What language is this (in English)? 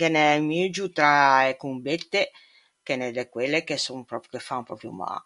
Ligurian